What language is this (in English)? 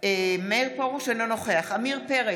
Hebrew